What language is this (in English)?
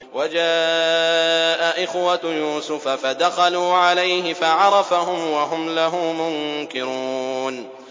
Arabic